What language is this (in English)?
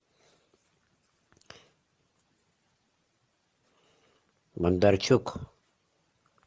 Russian